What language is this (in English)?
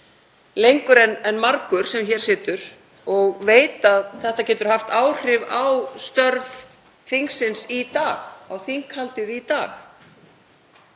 Icelandic